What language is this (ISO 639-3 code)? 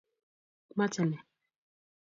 kln